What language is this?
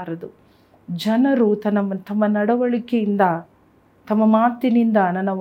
Kannada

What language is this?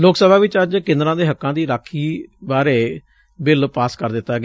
Punjabi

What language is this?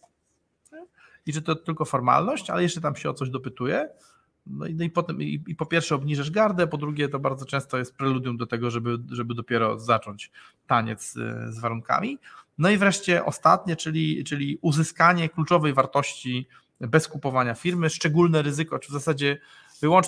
Polish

